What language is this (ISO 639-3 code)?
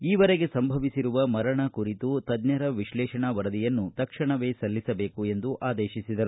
kan